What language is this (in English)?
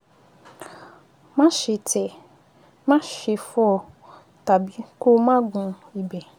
Yoruba